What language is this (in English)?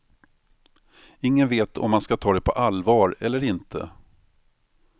Swedish